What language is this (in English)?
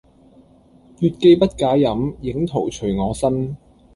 Cantonese